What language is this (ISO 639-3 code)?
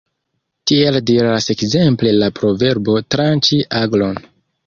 epo